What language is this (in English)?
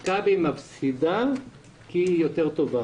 Hebrew